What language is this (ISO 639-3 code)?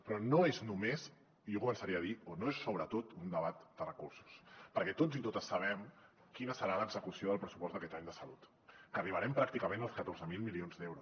cat